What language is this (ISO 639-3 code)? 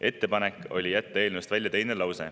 est